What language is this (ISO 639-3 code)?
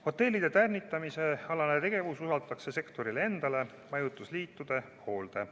est